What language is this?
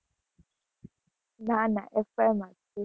Gujarati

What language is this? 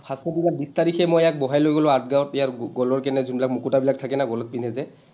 Assamese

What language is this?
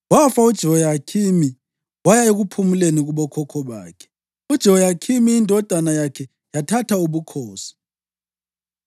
North Ndebele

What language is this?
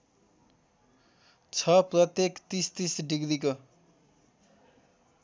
Nepali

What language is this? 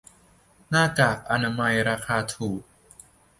Thai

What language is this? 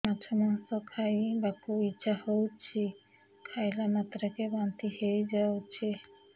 Odia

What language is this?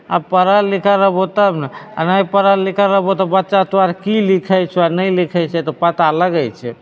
Maithili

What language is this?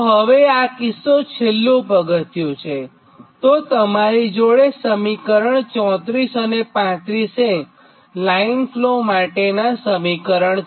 Gujarati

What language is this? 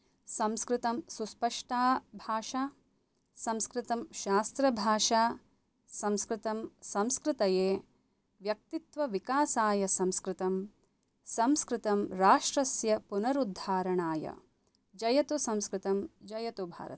Sanskrit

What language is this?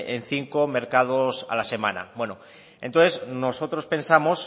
Spanish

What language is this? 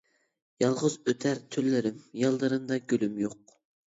Uyghur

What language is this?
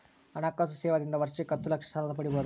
Kannada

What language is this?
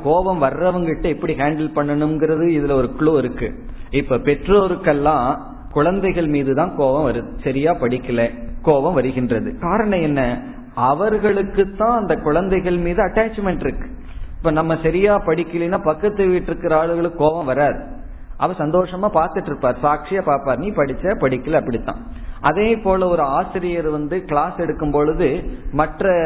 Tamil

